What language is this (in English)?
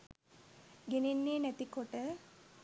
Sinhala